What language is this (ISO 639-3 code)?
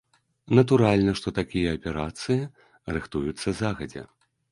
bel